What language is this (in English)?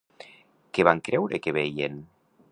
Catalan